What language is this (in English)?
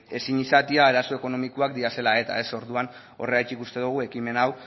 Basque